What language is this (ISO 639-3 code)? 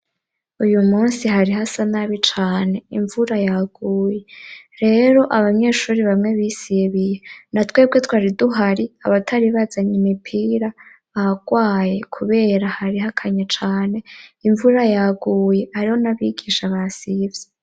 run